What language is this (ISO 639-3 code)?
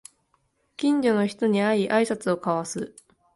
jpn